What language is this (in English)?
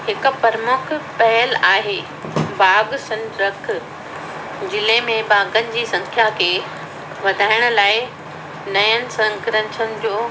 Sindhi